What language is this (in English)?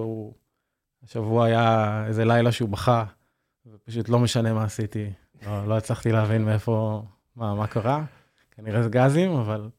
Hebrew